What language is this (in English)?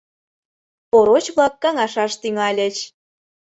Mari